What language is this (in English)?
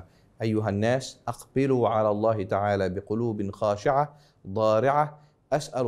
Arabic